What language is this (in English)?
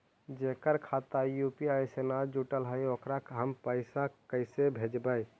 Magahi